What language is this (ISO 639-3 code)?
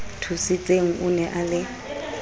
sot